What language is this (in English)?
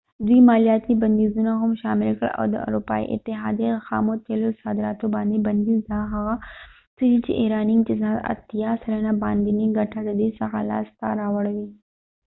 Pashto